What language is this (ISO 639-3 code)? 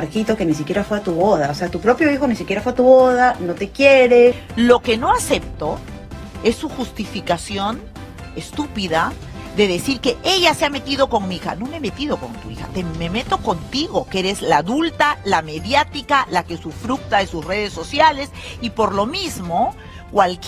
spa